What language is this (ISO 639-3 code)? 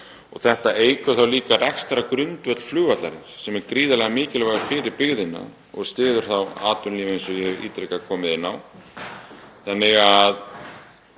isl